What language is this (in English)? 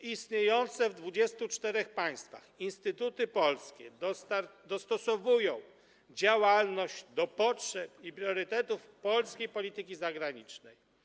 Polish